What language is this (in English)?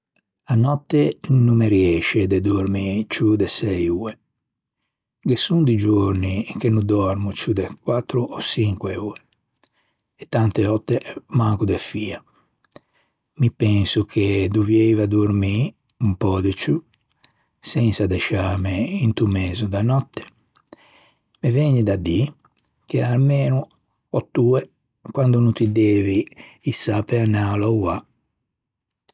Ligurian